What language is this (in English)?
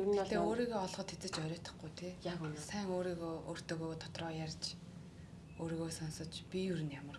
Korean